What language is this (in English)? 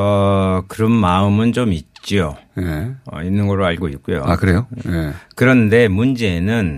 Korean